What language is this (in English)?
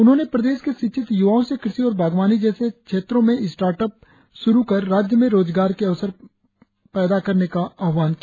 Hindi